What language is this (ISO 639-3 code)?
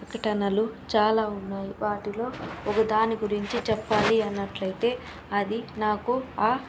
tel